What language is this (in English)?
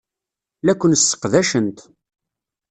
Kabyle